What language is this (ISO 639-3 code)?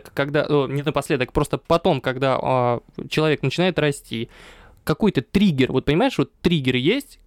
rus